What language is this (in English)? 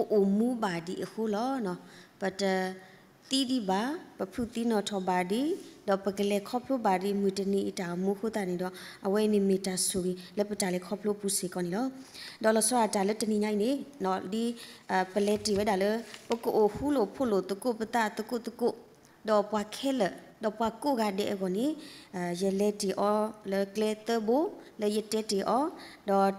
Thai